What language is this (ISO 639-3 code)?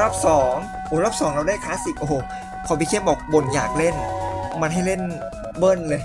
tha